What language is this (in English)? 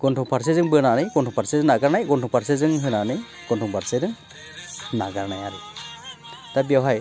Bodo